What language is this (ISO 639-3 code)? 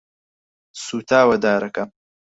ckb